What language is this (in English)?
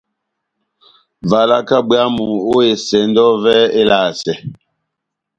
Batanga